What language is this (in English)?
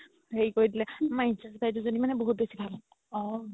Assamese